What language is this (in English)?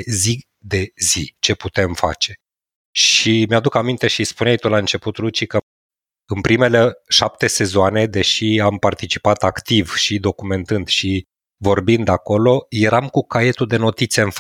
Romanian